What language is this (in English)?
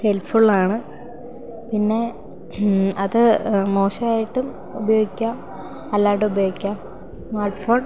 Malayalam